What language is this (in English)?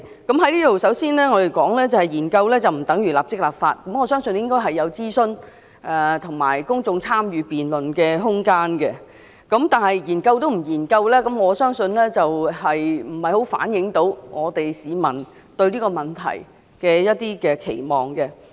Cantonese